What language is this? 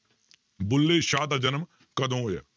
Punjabi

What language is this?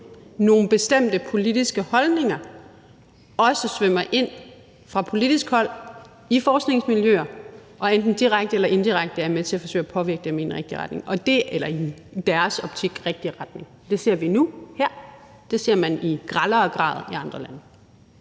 Danish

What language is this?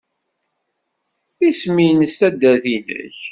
Kabyle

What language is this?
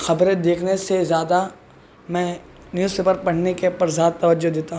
Urdu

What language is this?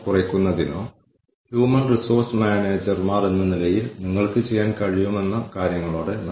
Malayalam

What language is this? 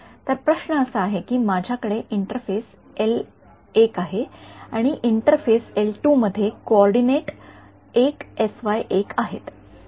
Marathi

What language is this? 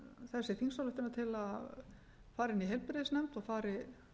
Icelandic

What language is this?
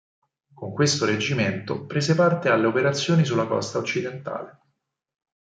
Italian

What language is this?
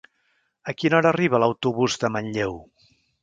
Catalan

